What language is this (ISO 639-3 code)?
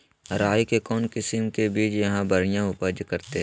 mag